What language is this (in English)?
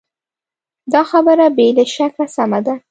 Pashto